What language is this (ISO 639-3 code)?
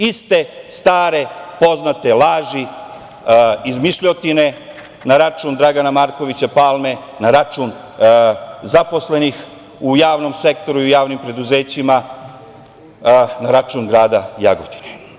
srp